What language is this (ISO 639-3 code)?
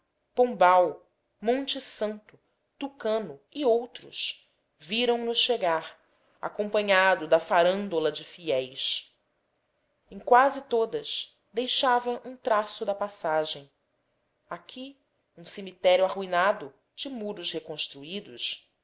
por